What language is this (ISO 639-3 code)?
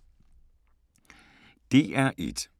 dan